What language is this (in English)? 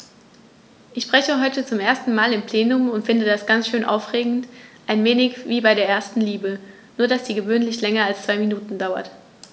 German